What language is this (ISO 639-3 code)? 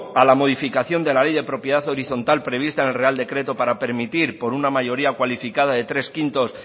spa